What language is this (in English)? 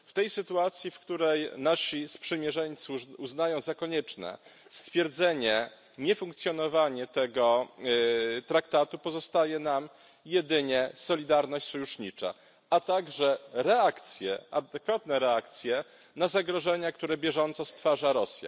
Polish